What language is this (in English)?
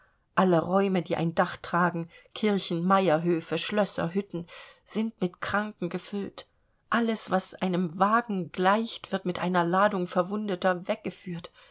German